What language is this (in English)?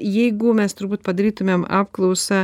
Lithuanian